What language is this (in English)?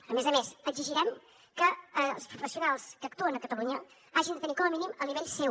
Catalan